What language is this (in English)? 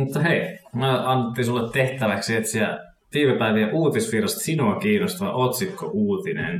Finnish